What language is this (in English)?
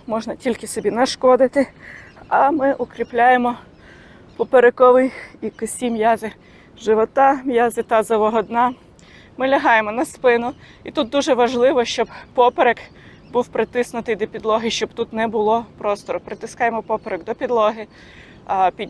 Ukrainian